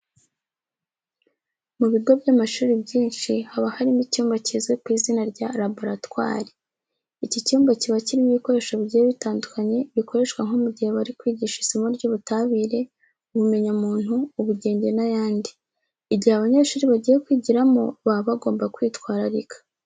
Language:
Kinyarwanda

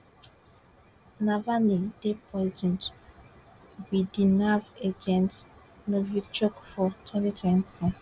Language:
Nigerian Pidgin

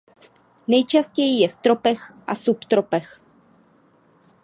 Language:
Czech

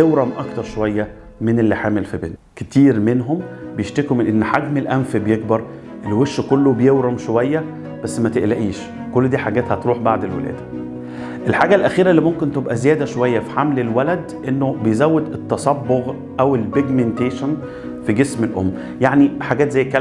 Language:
Arabic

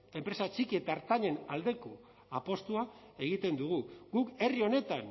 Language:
Basque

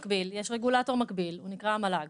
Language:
Hebrew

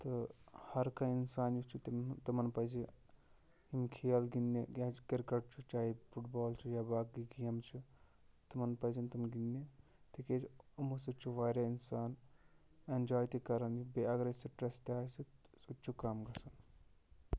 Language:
Kashmiri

